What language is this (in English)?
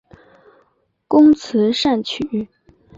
Chinese